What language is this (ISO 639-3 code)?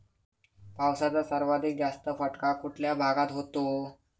mar